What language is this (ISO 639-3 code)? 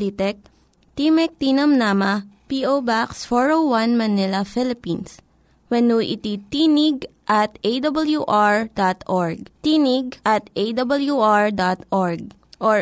fil